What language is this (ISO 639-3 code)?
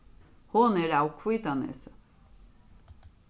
fao